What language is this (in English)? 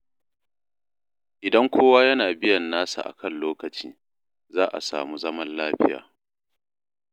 Hausa